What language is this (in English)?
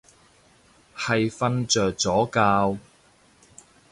Cantonese